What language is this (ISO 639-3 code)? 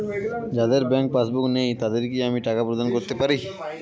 ben